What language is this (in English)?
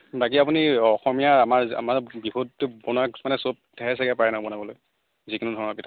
Assamese